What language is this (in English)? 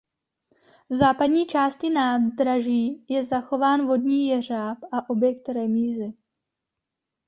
Czech